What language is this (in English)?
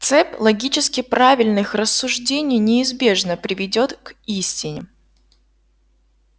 Russian